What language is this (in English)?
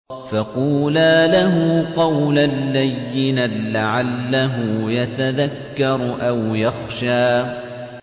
Arabic